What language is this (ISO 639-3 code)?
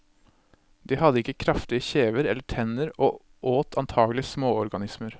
nor